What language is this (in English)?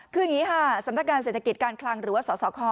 Thai